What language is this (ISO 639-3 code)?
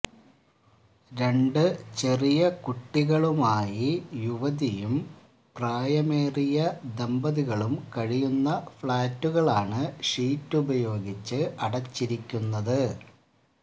mal